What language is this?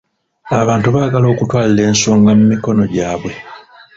Ganda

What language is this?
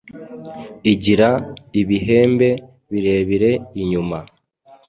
Kinyarwanda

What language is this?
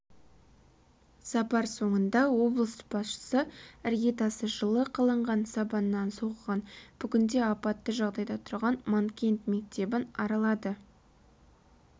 Kazakh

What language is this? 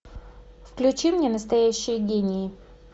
Russian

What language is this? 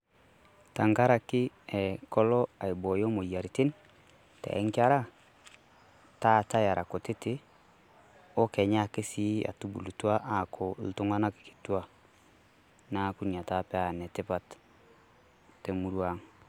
Masai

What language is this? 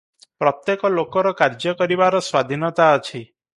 Odia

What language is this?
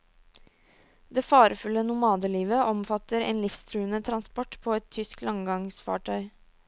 Norwegian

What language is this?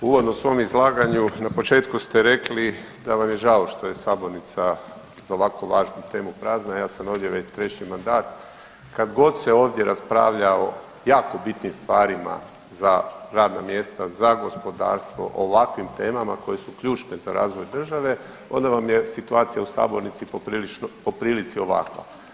Croatian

